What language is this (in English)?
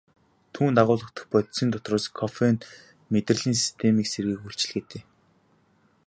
Mongolian